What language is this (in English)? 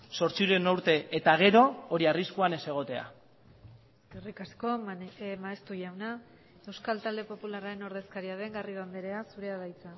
Basque